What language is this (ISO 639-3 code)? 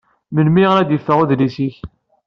kab